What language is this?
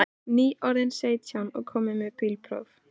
Icelandic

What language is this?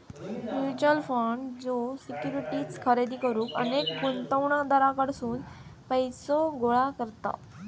Marathi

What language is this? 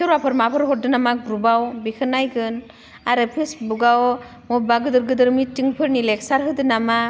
Bodo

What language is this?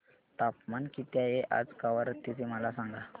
Marathi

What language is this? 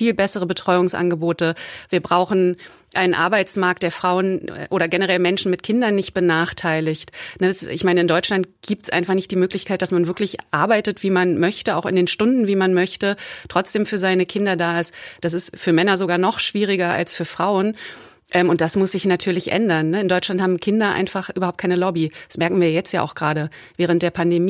German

